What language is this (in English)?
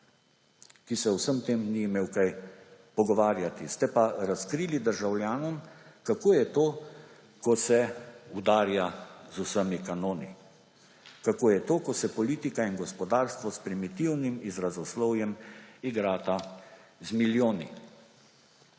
Slovenian